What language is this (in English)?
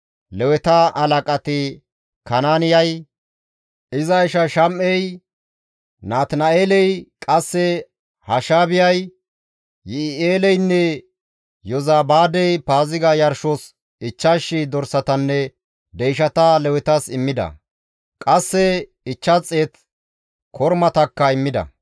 Gamo